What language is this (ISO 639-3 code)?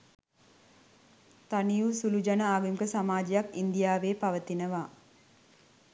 sin